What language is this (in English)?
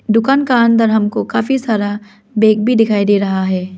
Hindi